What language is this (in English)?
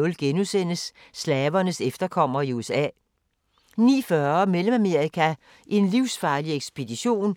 Danish